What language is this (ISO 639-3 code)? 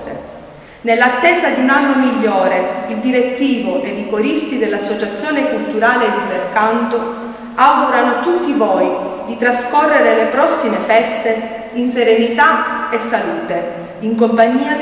ita